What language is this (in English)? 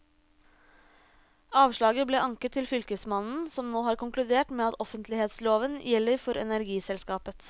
Norwegian